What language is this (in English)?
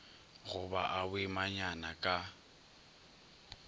Northern Sotho